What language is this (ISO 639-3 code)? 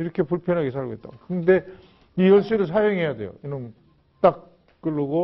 kor